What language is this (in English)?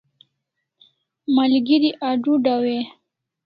Kalasha